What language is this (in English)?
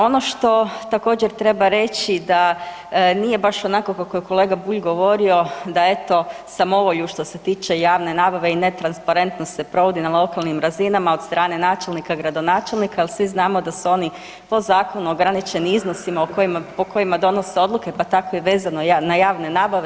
Croatian